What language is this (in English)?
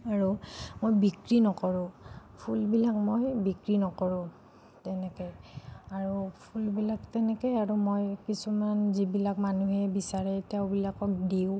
Assamese